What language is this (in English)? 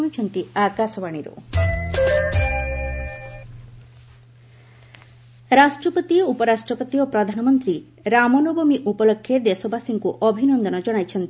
Odia